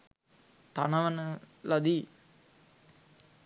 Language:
Sinhala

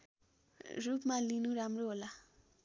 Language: Nepali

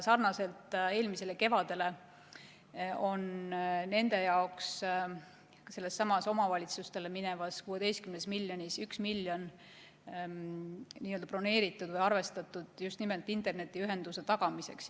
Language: Estonian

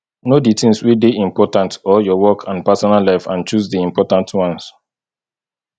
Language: Nigerian Pidgin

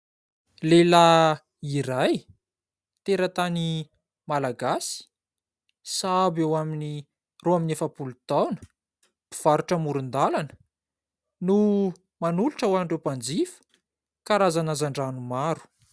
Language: Malagasy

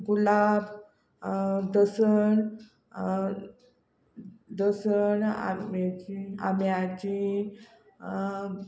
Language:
Konkani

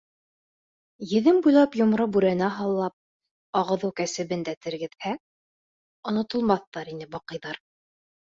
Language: Bashkir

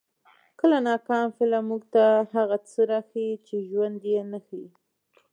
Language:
Pashto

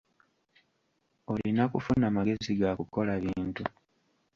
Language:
Ganda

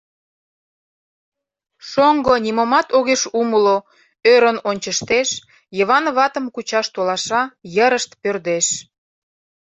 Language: Mari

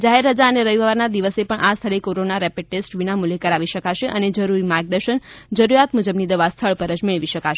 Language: Gujarati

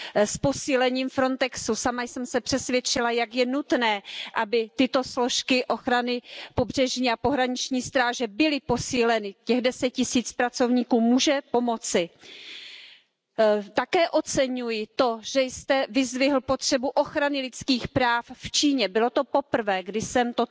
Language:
Hungarian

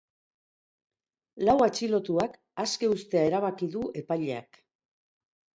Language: Basque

